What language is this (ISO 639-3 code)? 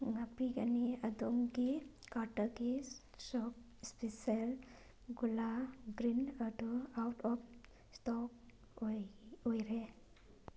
mni